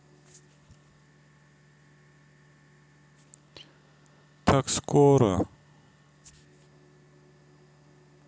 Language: Russian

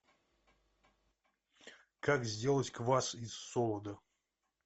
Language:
Russian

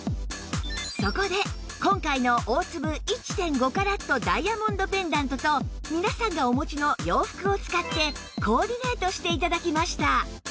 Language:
Japanese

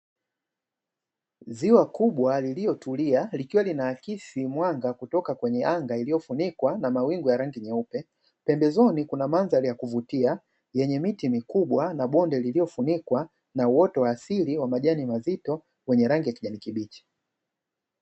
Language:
Swahili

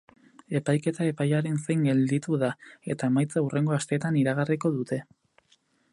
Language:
Basque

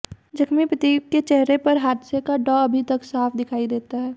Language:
Hindi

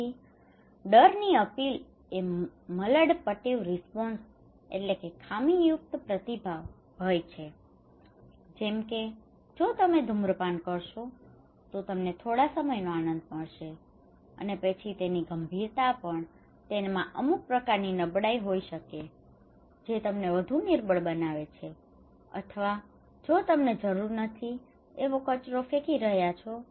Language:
Gujarati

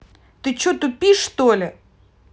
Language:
Russian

